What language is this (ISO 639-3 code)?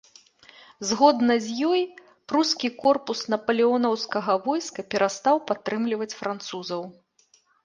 bel